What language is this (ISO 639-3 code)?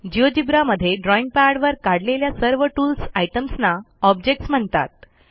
mar